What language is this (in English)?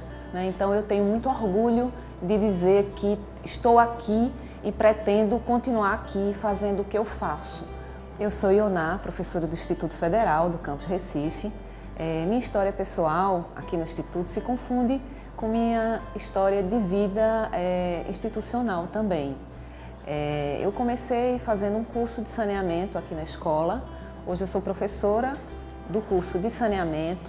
Portuguese